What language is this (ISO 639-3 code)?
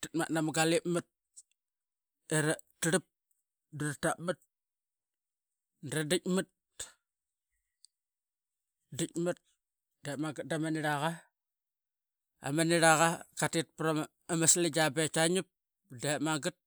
byx